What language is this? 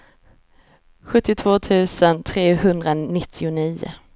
Swedish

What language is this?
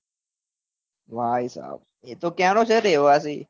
Gujarati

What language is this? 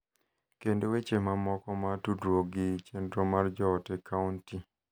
Luo (Kenya and Tanzania)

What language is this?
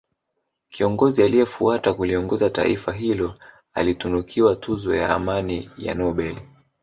Swahili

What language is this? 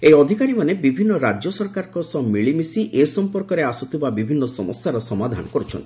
Odia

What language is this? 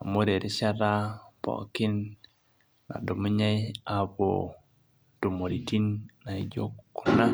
Masai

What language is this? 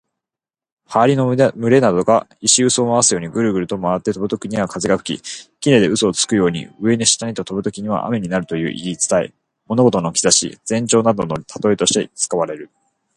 Japanese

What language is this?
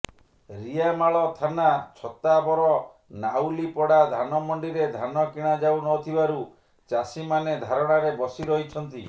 Odia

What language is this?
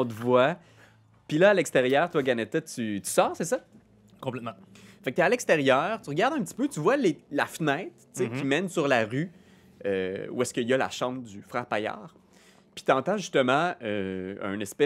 French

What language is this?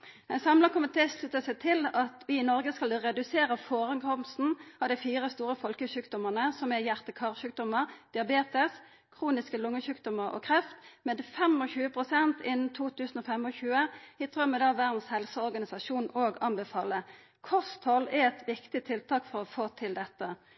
Norwegian Nynorsk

